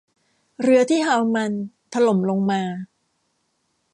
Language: Thai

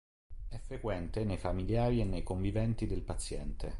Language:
Italian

